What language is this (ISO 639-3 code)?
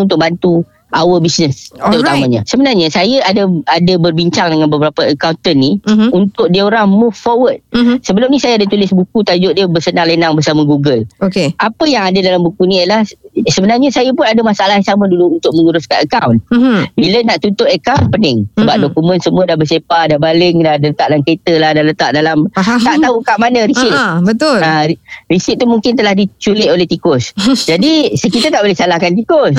msa